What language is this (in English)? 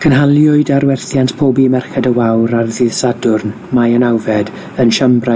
Welsh